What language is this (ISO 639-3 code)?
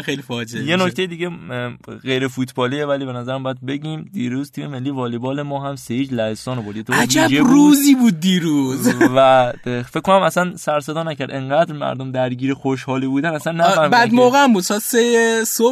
fas